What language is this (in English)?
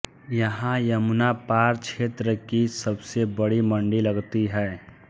Hindi